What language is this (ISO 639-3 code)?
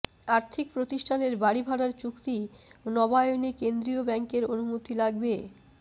ben